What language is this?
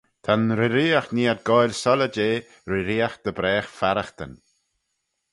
Manx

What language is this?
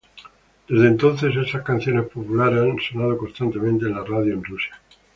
Spanish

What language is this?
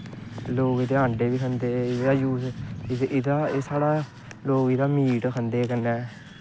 Dogri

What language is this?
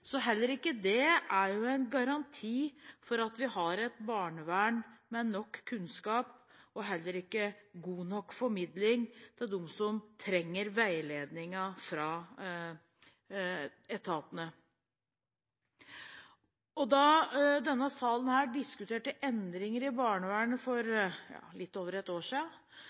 Norwegian Bokmål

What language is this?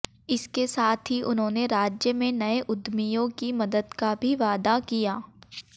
Hindi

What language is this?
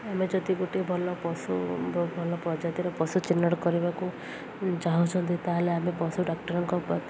Odia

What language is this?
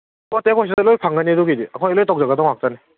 Manipuri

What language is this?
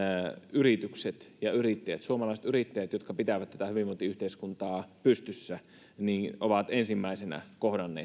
Finnish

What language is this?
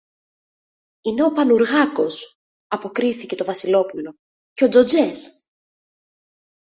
Greek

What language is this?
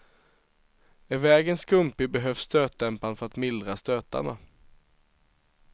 Swedish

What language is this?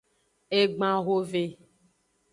Aja (Benin)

